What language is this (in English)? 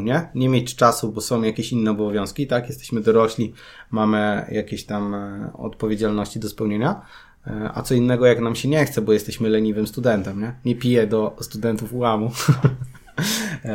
Polish